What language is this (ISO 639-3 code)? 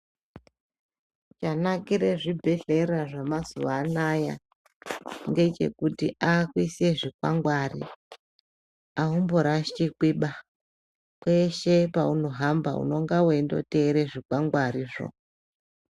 ndc